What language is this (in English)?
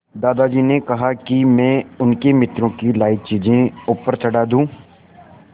Hindi